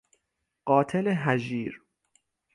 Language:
Persian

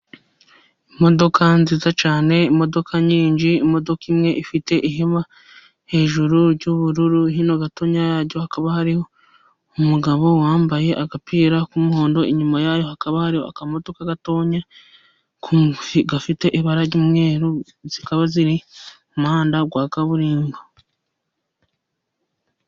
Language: Kinyarwanda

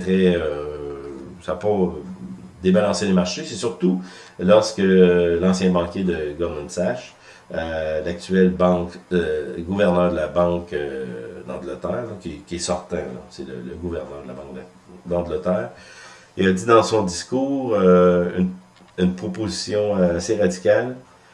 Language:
French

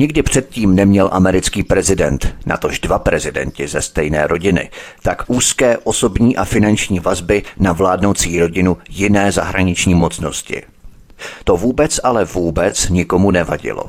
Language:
Czech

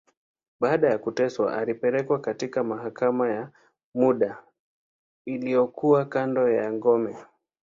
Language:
Swahili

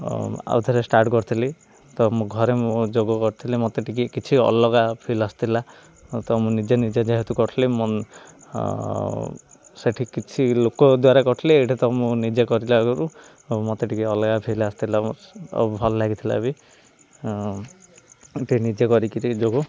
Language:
Odia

